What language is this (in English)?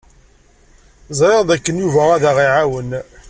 Kabyle